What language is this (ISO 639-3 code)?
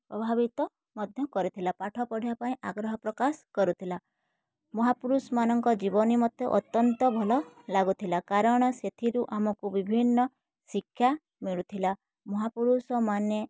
ori